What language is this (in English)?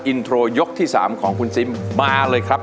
Thai